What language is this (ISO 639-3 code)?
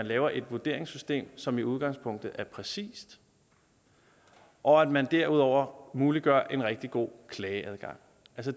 dan